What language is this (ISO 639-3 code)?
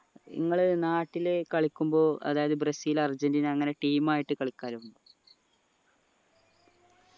mal